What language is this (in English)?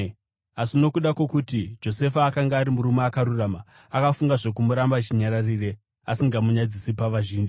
Shona